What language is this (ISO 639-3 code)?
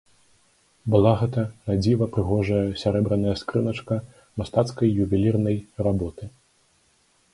bel